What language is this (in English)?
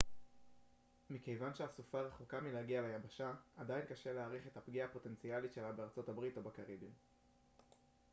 Hebrew